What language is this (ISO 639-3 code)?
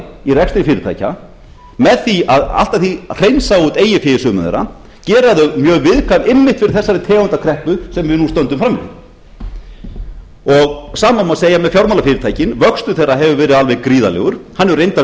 isl